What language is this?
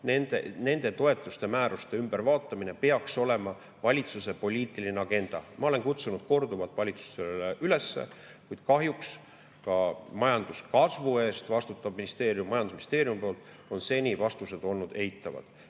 Estonian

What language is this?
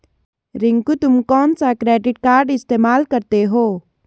Hindi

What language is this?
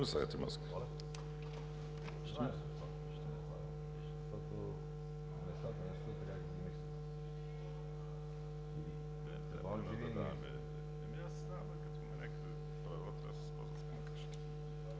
Bulgarian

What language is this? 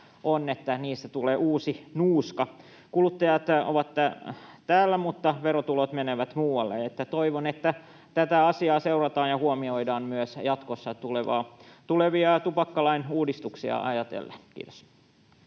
Finnish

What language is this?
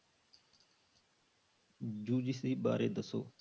Punjabi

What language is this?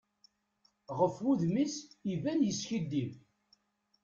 Kabyle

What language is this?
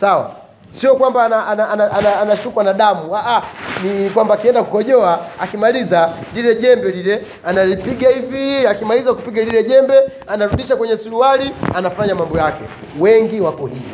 Swahili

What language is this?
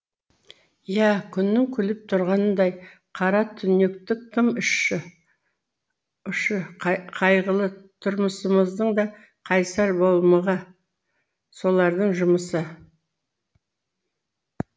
Kazakh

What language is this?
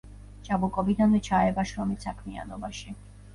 Georgian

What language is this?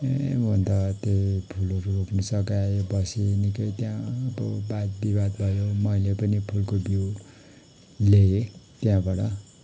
Nepali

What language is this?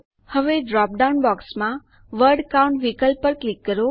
Gujarati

